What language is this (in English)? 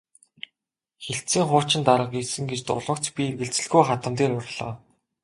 Mongolian